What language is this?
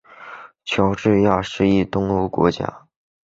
Chinese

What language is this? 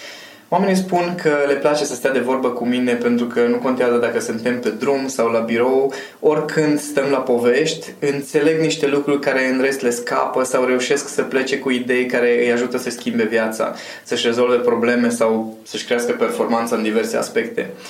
Romanian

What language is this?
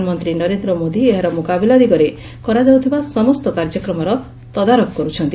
Odia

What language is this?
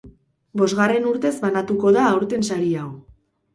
Basque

